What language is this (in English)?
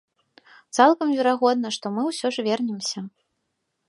Belarusian